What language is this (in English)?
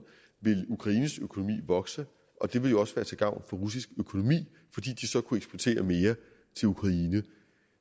Danish